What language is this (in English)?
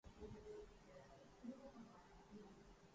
Urdu